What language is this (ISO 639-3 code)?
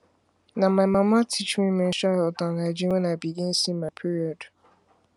pcm